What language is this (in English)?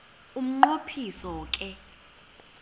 Xhosa